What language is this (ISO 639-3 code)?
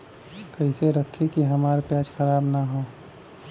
bho